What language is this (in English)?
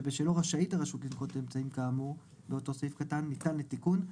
Hebrew